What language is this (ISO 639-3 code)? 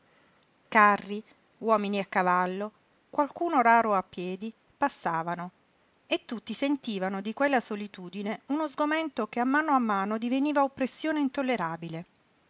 ita